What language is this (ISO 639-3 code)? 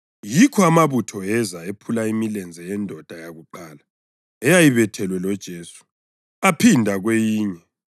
nde